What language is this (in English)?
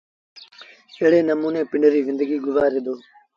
Sindhi Bhil